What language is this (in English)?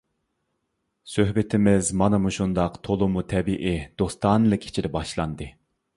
Uyghur